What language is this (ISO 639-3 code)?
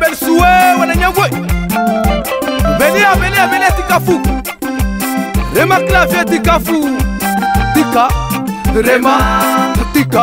ron